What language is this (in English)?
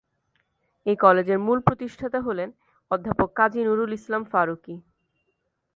Bangla